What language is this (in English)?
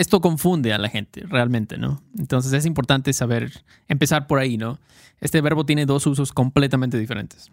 Spanish